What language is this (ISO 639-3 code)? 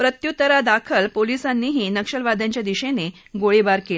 mar